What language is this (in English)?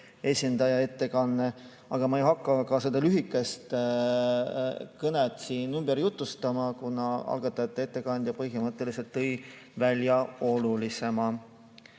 Estonian